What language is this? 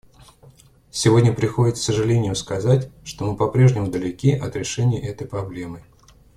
Russian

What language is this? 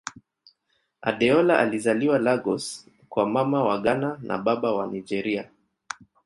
Swahili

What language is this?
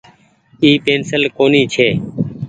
Goaria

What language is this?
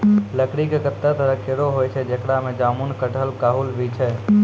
Maithili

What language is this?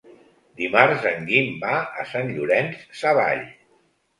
Catalan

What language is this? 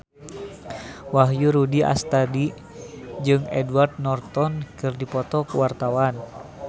Sundanese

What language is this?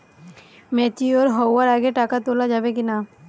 Bangla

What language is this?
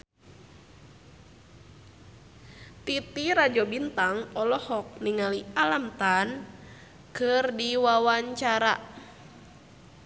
Sundanese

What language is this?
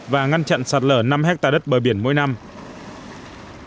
Vietnamese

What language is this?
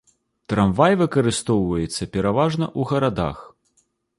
Belarusian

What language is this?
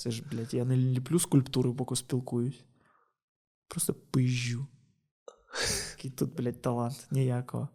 Ukrainian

